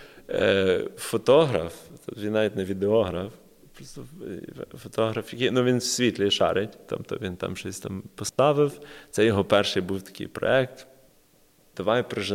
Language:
Ukrainian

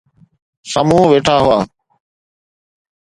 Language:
Sindhi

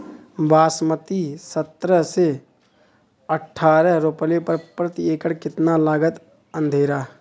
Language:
Bhojpuri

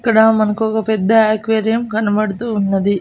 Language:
Telugu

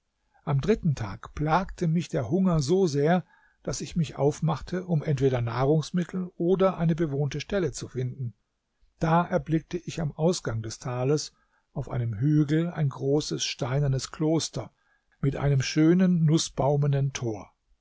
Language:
German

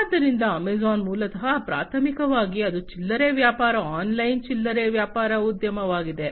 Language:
Kannada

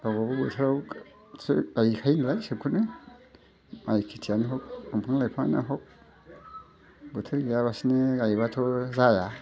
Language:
Bodo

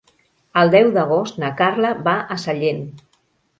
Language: Catalan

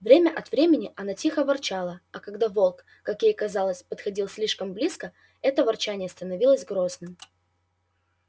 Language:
Russian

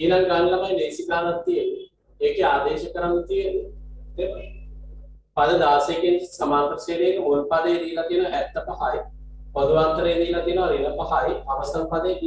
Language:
Indonesian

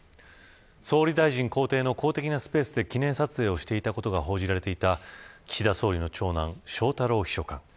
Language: Japanese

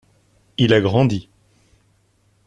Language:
French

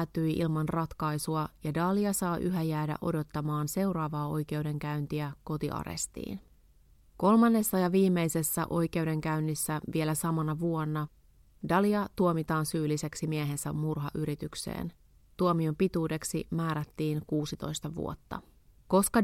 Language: Finnish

